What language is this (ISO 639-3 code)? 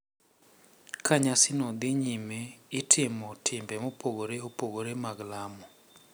luo